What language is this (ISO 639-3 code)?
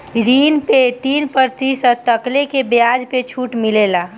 bho